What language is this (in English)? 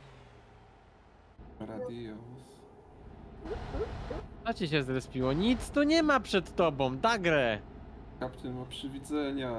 Polish